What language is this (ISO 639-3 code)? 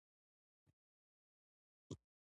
pus